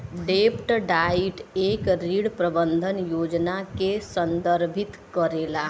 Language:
Bhojpuri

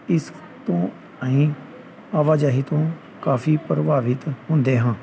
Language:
Punjabi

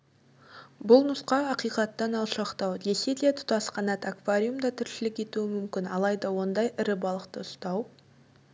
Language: Kazakh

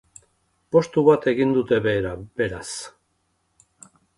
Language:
Basque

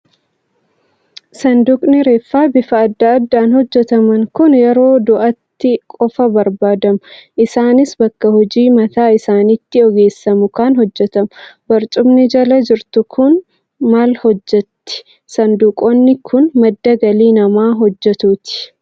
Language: Oromo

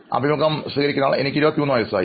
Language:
Malayalam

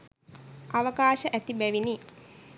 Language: Sinhala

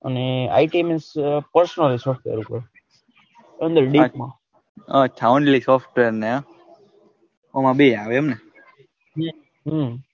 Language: Gujarati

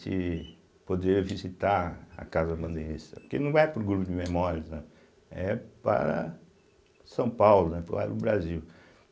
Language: Portuguese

